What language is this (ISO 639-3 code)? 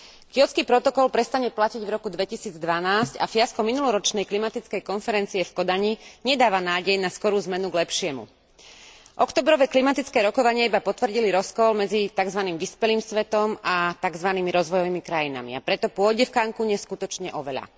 slk